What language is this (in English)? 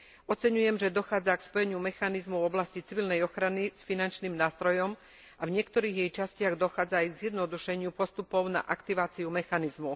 Slovak